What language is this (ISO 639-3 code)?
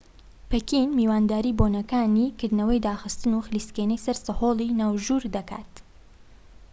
ckb